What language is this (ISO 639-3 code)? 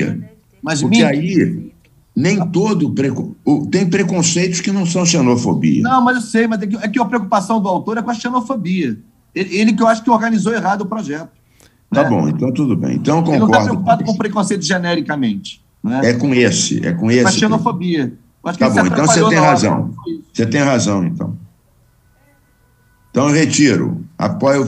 por